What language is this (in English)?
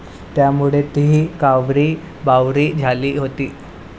Marathi